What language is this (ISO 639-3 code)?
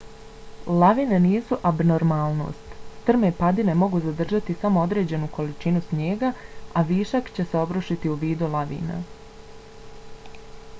bos